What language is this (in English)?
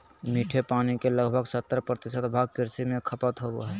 Magahi